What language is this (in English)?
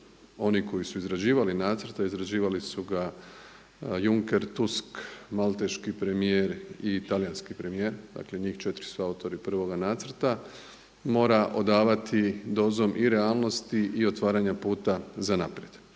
Croatian